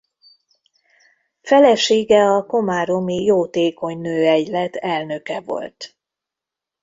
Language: Hungarian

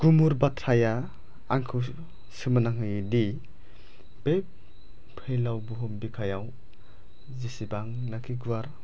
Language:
Bodo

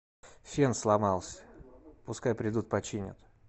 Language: Russian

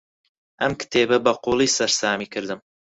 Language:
Central Kurdish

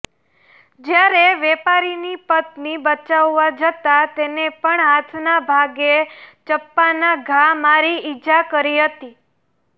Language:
Gujarati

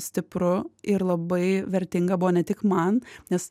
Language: Lithuanian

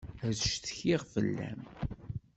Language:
Kabyle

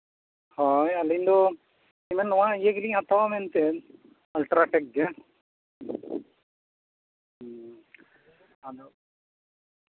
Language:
Santali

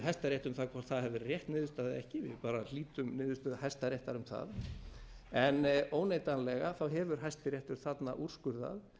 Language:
Icelandic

